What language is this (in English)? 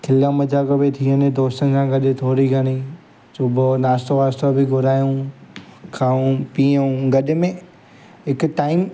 Sindhi